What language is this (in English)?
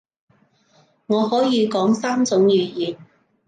Cantonese